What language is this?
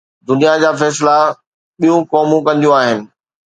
Sindhi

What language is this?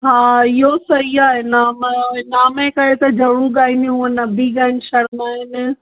Sindhi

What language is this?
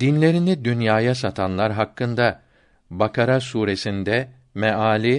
Turkish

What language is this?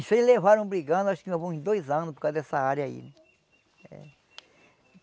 Portuguese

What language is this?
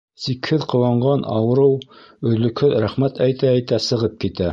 Bashkir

